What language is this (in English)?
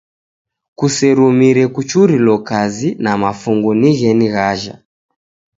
Taita